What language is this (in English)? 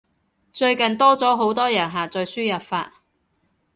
Cantonese